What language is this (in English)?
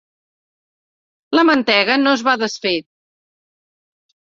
Catalan